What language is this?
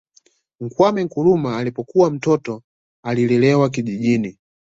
Swahili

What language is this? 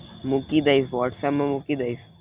Gujarati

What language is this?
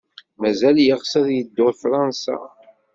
Kabyle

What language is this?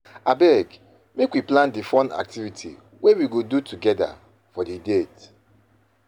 Nigerian Pidgin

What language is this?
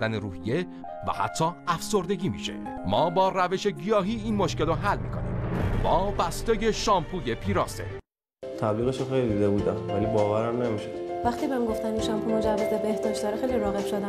Persian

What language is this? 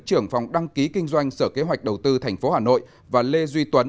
Vietnamese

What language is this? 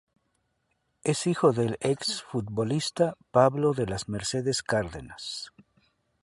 Spanish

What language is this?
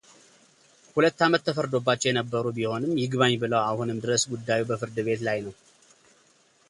Amharic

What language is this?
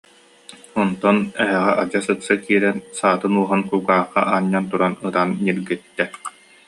Yakut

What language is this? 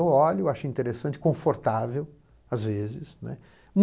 Portuguese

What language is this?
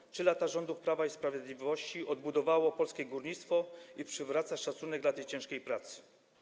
Polish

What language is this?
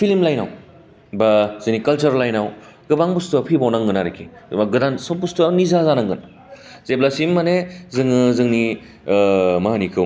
Bodo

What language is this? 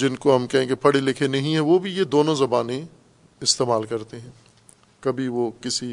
Urdu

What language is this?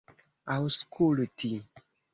Esperanto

